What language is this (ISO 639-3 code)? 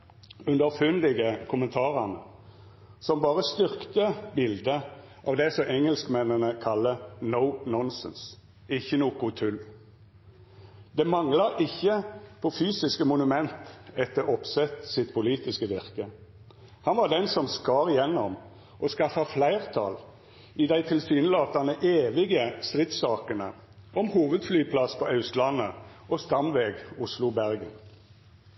nno